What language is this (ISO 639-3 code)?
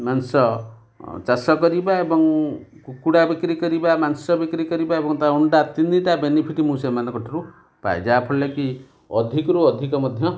ori